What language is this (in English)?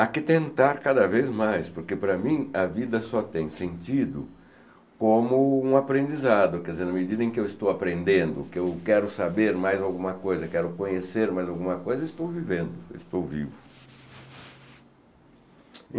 Portuguese